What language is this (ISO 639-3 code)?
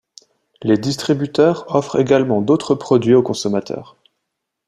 fra